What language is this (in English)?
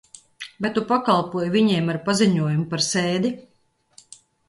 Latvian